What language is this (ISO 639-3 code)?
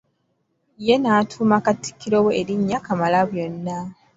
lug